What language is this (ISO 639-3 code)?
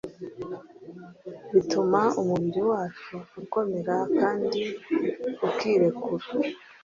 kin